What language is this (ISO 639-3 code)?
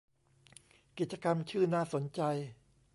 tha